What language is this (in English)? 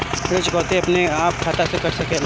Bhojpuri